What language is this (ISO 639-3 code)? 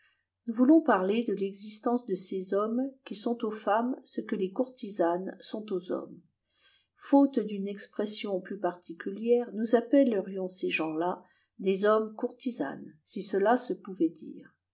fra